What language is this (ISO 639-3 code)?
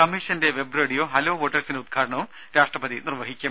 mal